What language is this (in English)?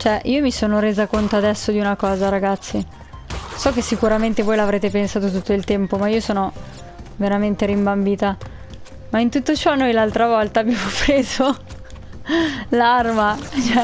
Italian